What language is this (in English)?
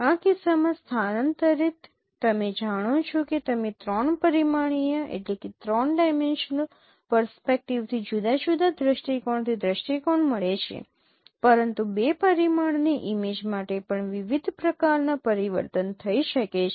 Gujarati